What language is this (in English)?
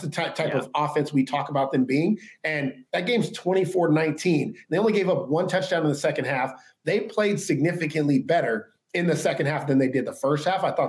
English